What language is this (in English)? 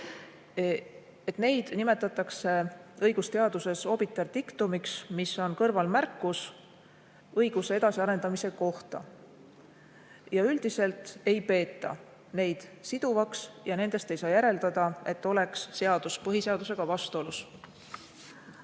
Estonian